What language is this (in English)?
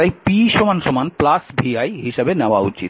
Bangla